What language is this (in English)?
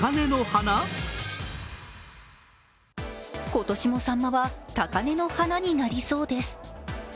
Japanese